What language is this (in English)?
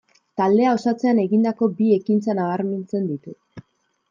Basque